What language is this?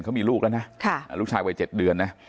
Thai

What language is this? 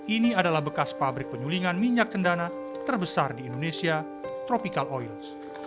Indonesian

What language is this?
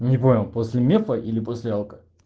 Russian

